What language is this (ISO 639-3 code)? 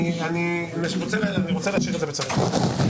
heb